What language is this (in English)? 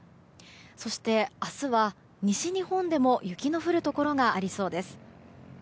Japanese